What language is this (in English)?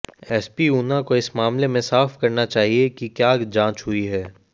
Hindi